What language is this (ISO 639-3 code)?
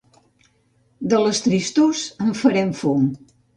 cat